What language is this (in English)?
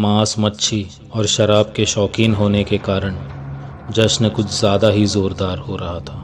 Hindi